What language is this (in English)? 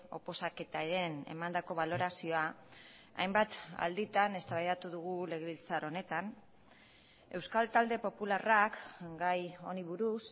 Basque